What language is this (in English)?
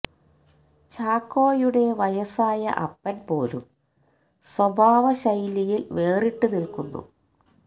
Malayalam